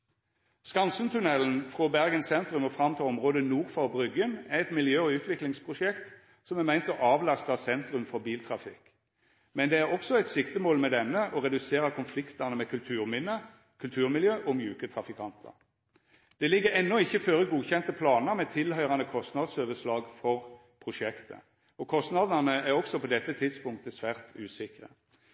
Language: Norwegian Nynorsk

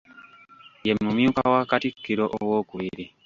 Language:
Ganda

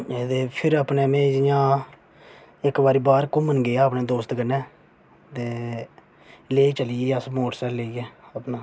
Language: Dogri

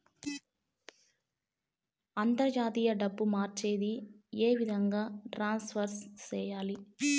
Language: Telugu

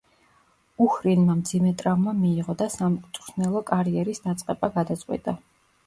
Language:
Georgian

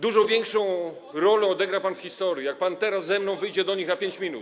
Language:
Polish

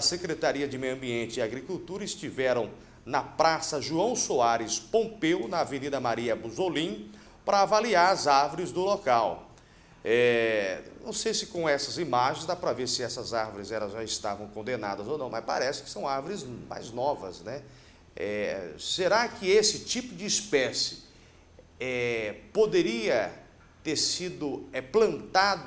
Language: Portuguese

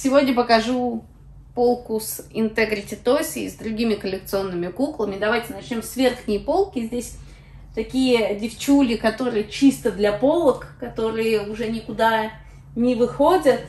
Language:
Russian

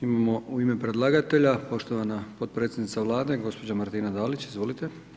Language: Croatian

